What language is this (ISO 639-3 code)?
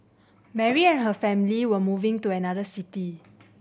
eng